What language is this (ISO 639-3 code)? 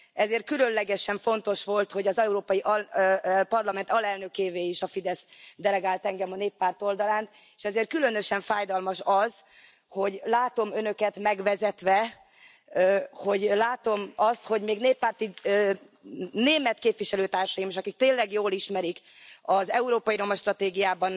hun